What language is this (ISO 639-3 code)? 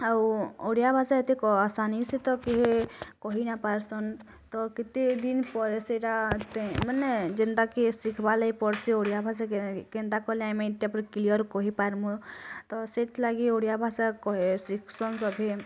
ori